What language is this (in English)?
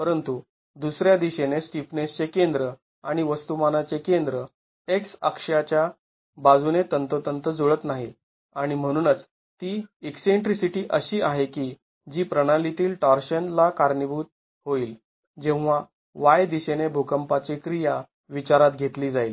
Marathi